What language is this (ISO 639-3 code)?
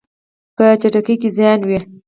pus